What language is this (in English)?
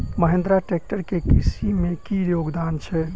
Maithili